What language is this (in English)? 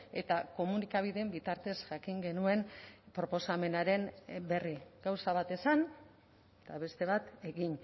Basque